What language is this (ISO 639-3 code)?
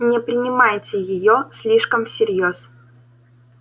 rus